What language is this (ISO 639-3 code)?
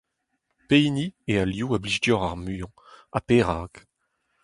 bre